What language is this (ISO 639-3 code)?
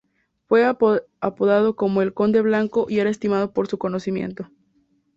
spa